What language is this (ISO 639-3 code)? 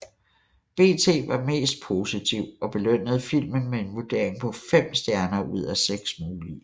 dan